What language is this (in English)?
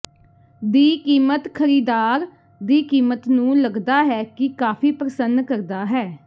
Punjabi